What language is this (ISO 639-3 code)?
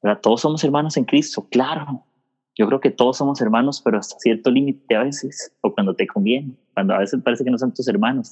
spa